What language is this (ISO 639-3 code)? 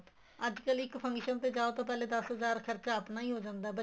pan